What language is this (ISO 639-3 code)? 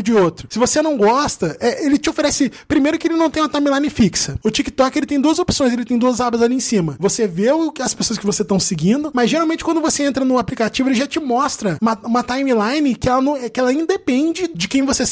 por